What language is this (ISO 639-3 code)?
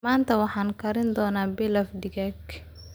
som